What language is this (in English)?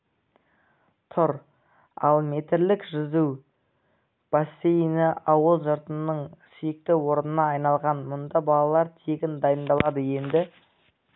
Kazakh